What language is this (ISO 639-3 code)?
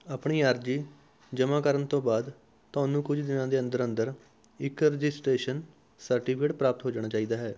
pan